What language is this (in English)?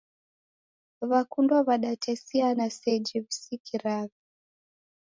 Taita